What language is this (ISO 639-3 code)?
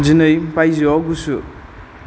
brx